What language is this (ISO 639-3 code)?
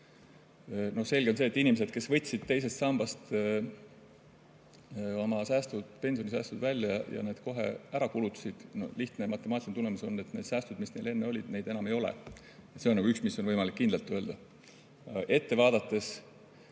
est